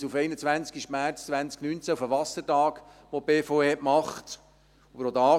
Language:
Swiss German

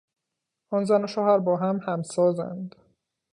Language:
Persian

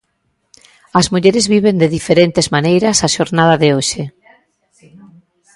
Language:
Galician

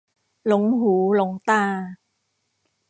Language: Thai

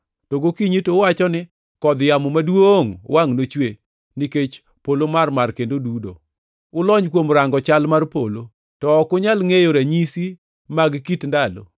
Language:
Luo (Kenya and Tanzania)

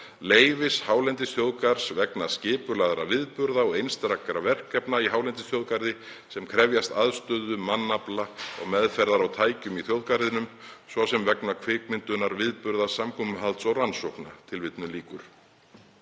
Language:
Icelandic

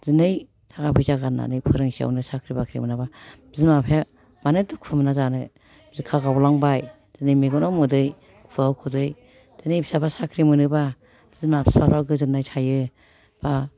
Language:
Bodo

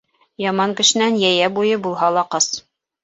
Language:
Bashkir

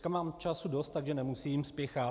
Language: Czech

